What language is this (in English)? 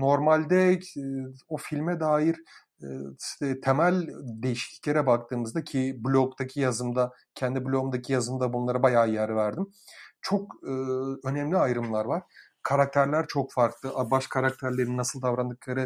Turkish